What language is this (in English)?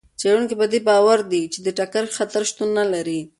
Pashto